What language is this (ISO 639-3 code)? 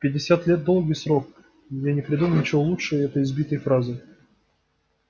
rus